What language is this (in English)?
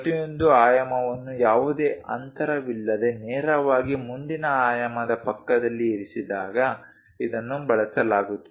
Kannada